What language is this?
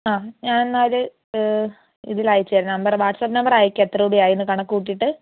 Malayalam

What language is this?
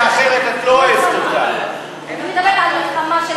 Hebrew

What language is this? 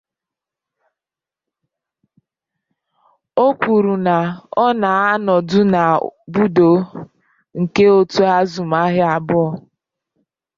Igbo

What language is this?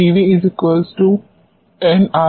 Hindi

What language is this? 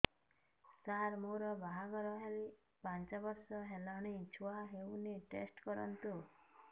Odia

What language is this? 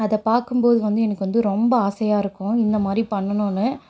Tamil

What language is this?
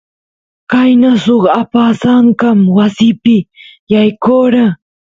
Santiago del Estero Quichua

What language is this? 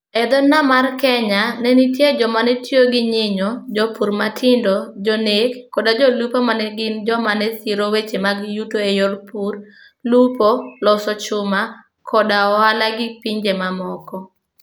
Luo (Kenya and Tanzania)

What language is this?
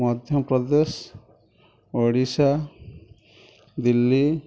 Odia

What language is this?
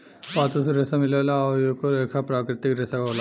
Bhojpuri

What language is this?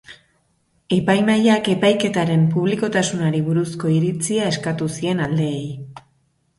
Basque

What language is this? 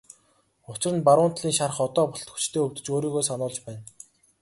Mongolian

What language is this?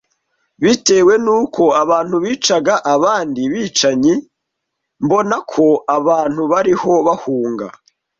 Kinyarwanda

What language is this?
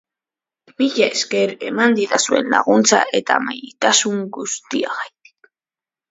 Basque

